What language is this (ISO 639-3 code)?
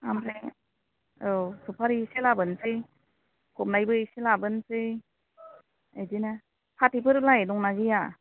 brx